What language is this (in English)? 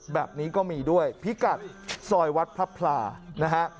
Thai